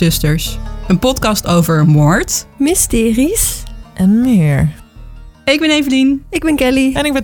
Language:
Dutch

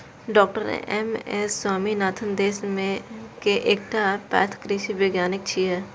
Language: Maithili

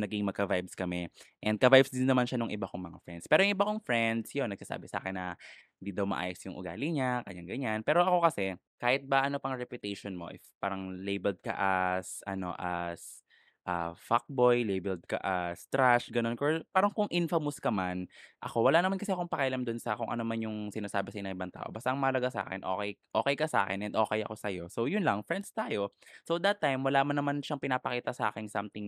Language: Filipino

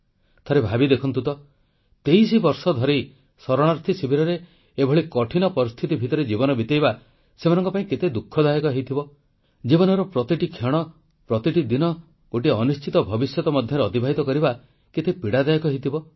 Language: Odia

